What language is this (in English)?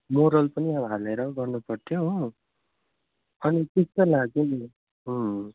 Nepali